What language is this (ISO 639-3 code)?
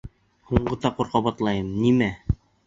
bak